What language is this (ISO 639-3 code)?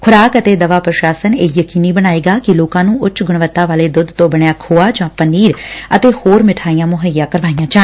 pan